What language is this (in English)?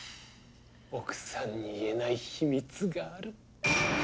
Japanese